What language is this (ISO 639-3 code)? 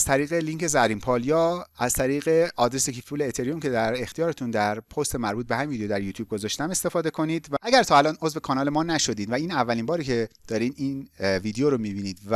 fas